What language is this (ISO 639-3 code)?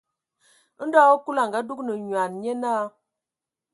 ewo